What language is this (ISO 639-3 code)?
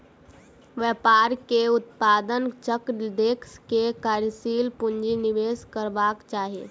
mai